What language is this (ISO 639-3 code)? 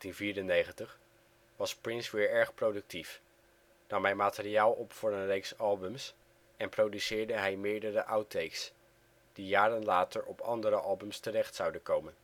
nld